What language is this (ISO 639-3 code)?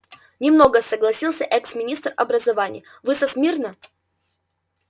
rus